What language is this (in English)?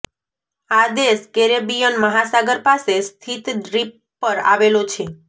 Gujarati